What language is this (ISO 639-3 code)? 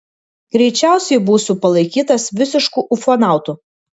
lit